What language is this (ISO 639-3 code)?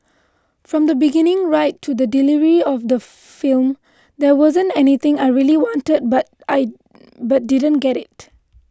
eng